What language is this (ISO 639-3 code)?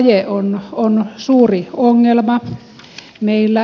fin